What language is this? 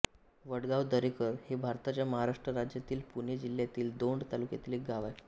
Marathi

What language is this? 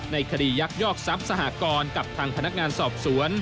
Thai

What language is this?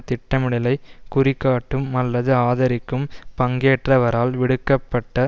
Tamil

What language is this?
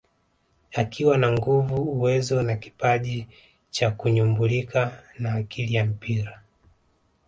Swahili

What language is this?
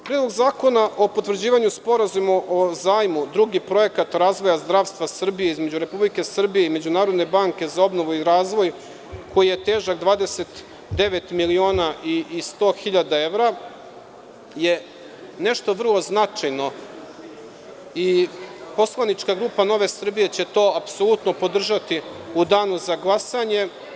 Serbian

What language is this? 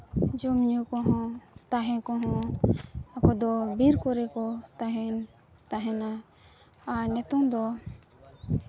Santali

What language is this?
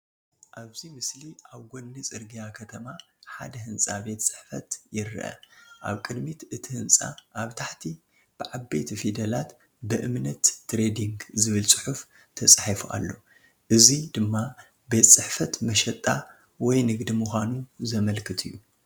Tigrinya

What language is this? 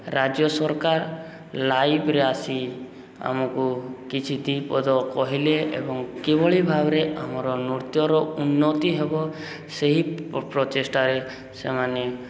Odia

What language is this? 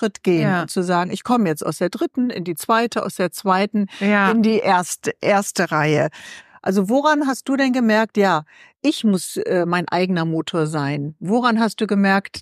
German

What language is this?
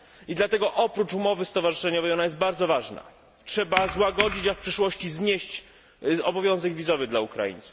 Polish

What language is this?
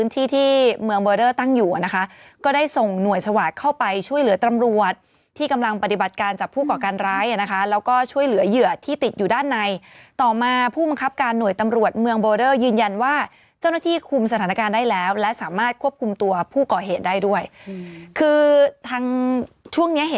Thai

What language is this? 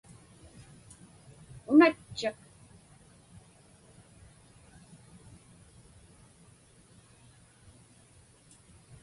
Inupiaq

